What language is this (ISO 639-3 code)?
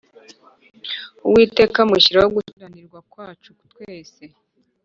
kin